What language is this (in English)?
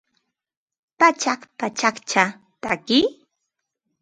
Ambo-Pasco Quechua